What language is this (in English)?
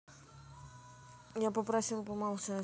Russian